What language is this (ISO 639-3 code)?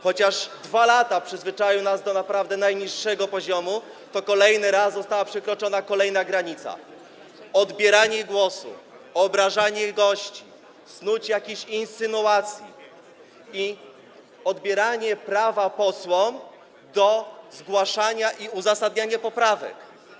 pol